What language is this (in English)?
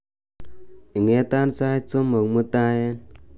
Kalenjin